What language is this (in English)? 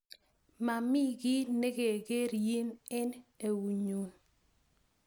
Kalenjin